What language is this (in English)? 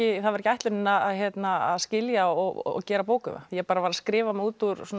Icelandic